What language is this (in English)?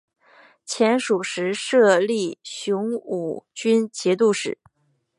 Chinese